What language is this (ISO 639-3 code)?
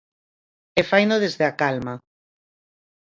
glg